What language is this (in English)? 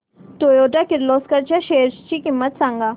Marathi